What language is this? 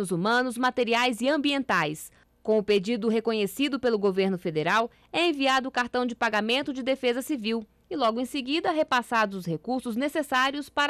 Portuguese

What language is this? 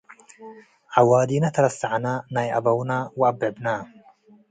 Tigre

